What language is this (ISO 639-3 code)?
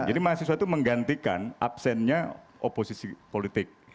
ind